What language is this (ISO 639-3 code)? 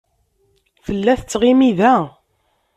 kab